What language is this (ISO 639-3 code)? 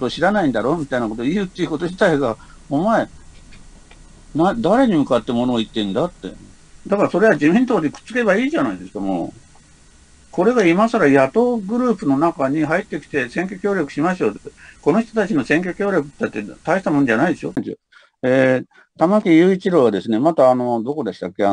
jpn